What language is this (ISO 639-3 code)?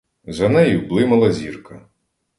ukr